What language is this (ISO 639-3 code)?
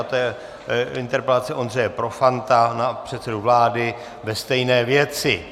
ces